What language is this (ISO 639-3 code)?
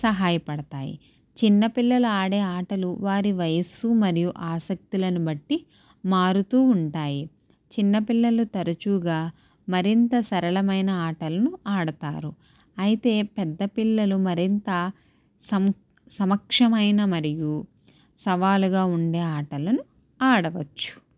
tel